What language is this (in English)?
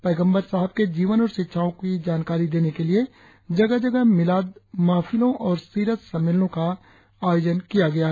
Hindi